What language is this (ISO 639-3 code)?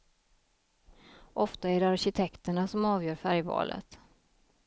swe